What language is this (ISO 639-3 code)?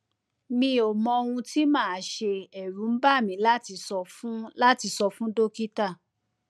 yor